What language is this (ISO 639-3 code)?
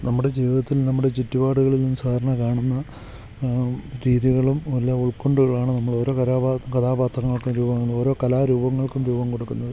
mal